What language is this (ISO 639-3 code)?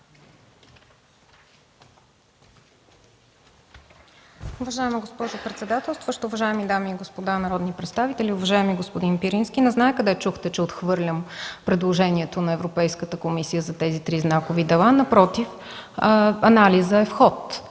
bul